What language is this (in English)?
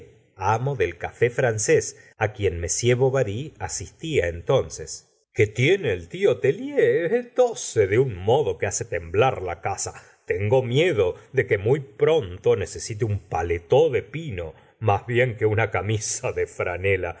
Spanish